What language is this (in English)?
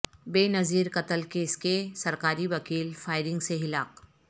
Urdu